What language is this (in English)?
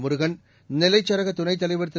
Tamil